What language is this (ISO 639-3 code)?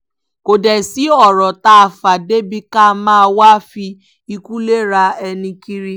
yor